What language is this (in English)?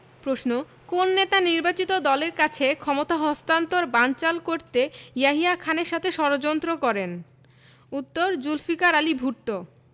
Bangla